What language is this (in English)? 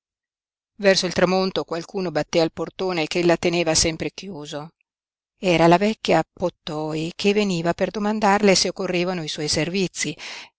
Italian